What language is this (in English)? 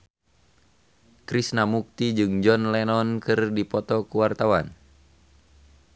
Sundanese